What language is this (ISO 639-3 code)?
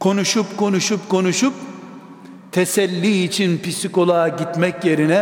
tur